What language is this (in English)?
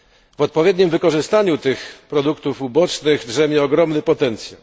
Polish